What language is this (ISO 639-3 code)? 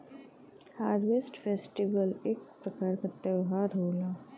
bho